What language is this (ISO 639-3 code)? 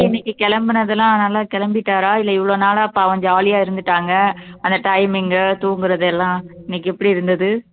tam